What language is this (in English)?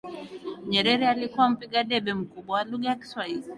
Swahili